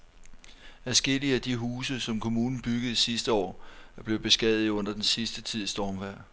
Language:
Danish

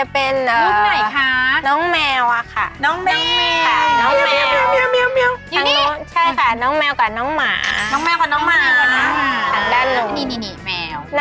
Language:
Thai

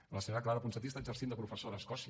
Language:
Catalan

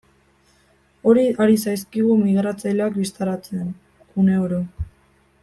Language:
Basque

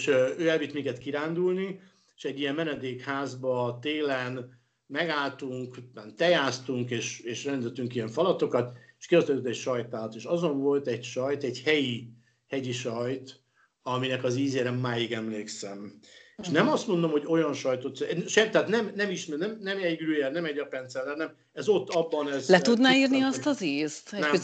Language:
Hungarian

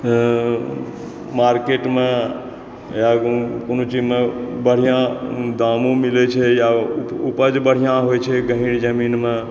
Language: Maithili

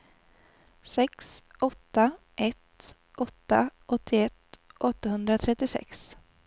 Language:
Swedish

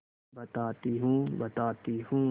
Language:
Hindi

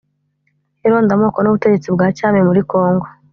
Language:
Kinyarwanda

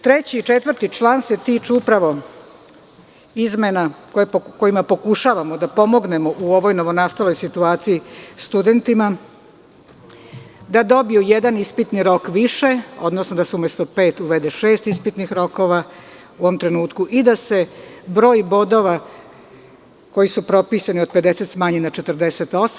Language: Serbian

